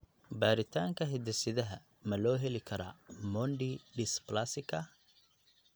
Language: Somali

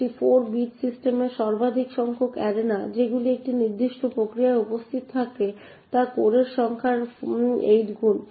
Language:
Bangla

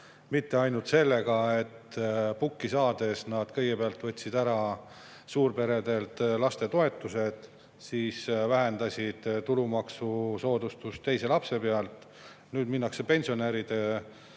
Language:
Estonian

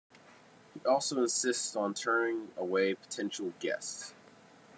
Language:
English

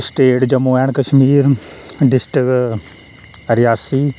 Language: Dogri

